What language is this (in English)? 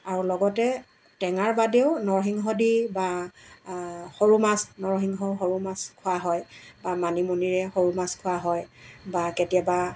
Assamese